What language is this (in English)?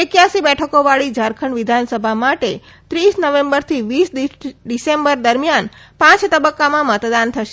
Gujarati